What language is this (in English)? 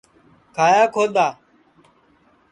Sansi